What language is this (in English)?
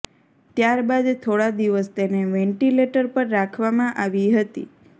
Gujarati